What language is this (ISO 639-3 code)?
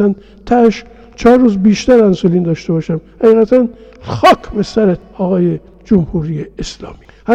fas